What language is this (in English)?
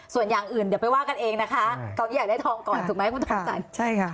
Thai